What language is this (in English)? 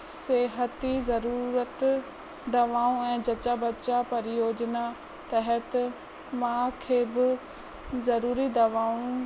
Sindhi